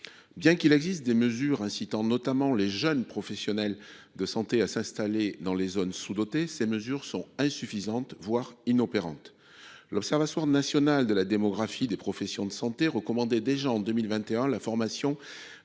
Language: French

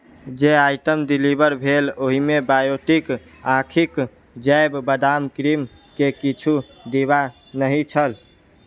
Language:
Maithili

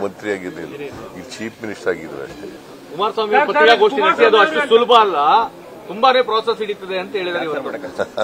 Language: Kannada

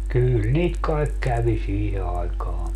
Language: Finnish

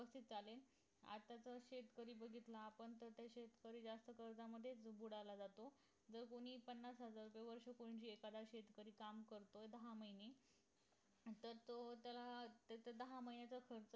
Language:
Marathi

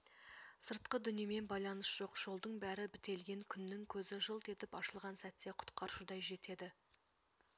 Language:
Kazakh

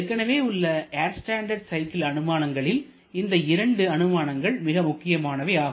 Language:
Tamil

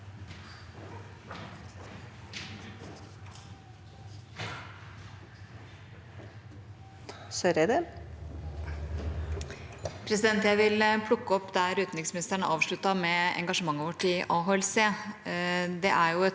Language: Norwegian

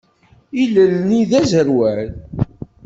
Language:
Kabyle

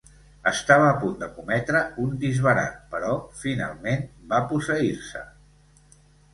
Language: Catalan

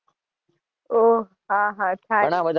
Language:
Gujarati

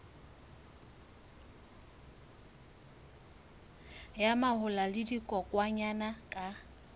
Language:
Southern Sotho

